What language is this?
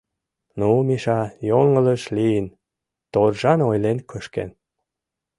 Mari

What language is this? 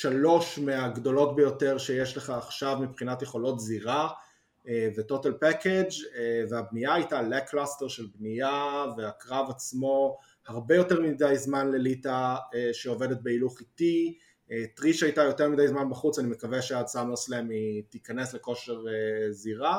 Hebrew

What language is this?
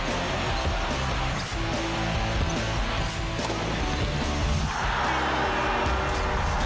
Thai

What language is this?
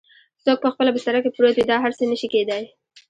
Pashto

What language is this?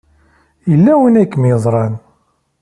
Kabyle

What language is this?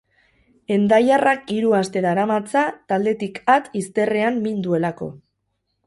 Basque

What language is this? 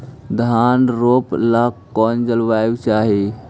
Magahi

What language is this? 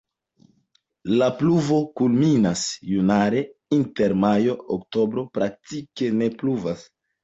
Esperanto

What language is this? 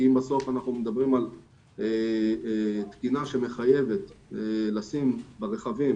Hebrew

